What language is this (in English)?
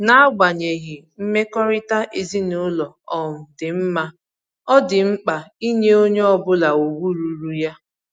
Igbo